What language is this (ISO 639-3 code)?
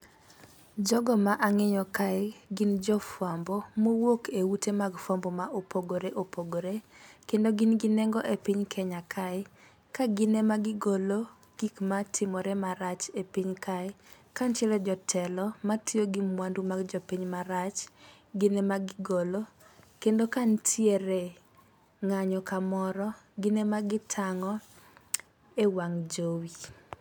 luo